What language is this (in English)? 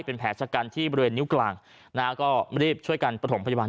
Thai